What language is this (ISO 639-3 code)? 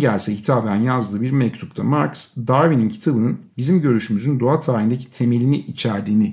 tur